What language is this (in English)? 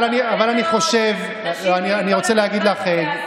Hebrew